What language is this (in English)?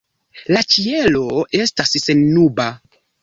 Esperanto